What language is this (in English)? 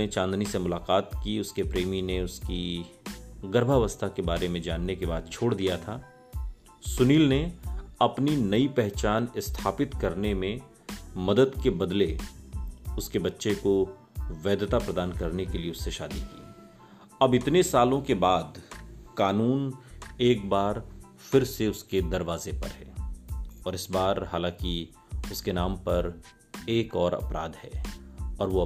Hindi